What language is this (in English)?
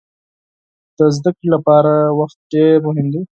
Pashto